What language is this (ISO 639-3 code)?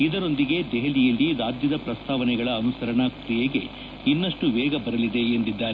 kan